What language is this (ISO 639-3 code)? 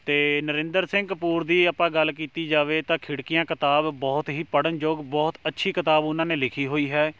pan